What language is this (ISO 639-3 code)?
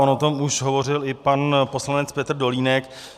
ces